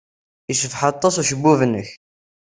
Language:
Kabyle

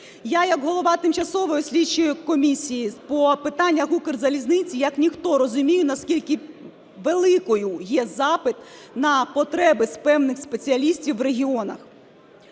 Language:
Ukrainian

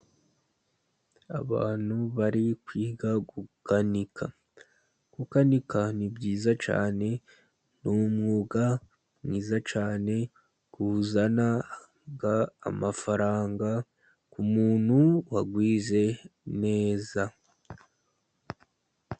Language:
Kinyarwanda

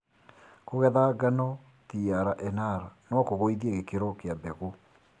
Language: Kikuyu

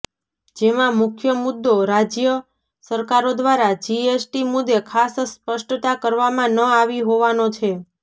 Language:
Gujarati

